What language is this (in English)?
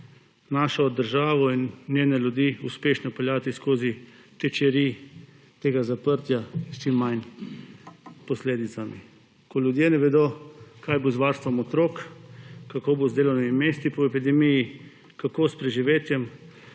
Slovenian